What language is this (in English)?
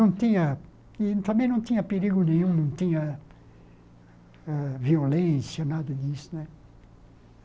Portuguese